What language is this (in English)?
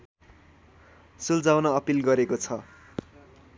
Nepali